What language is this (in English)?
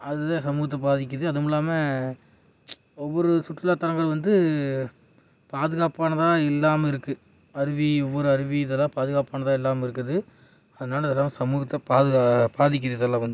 Tamil